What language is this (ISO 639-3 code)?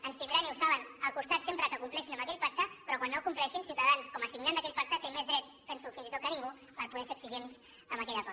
cat